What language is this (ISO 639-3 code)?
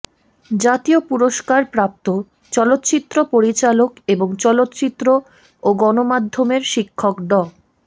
ben